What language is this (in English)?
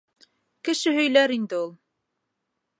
Bashkir